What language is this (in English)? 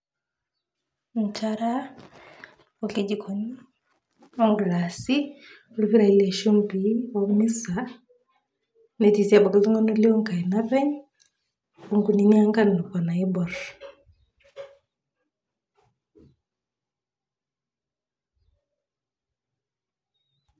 Masai